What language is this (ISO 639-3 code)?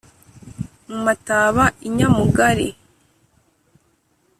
kin